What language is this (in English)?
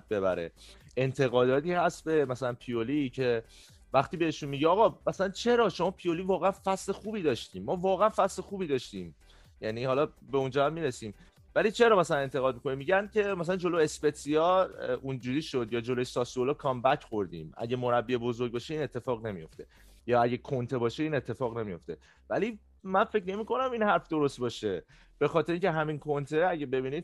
Persian